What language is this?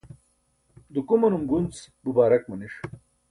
Burushaski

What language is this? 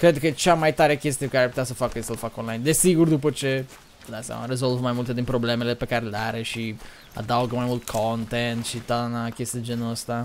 Romanian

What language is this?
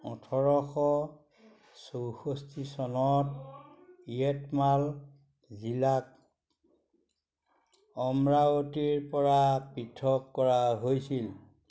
Assamese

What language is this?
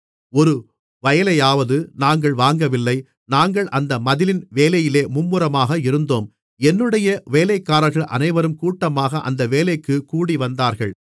Tamil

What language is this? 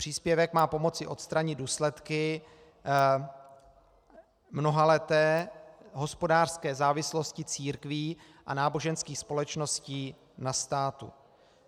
Czech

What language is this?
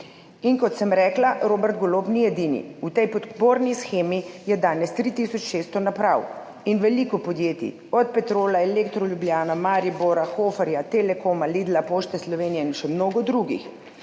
Slovenian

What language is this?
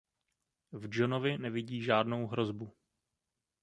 Czech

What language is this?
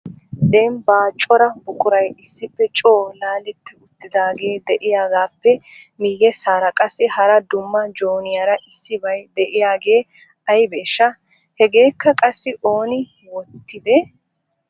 Wolaytta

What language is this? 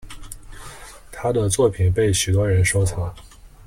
Chinese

